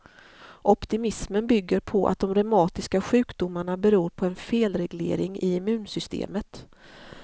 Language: Swedish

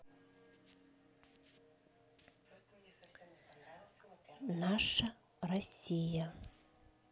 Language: Russian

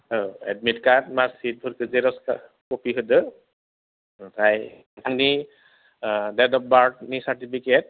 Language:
Bodo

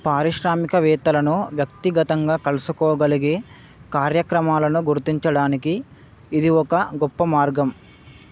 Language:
Telugu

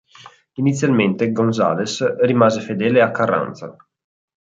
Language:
Italian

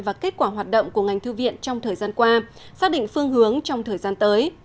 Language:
Vietnamese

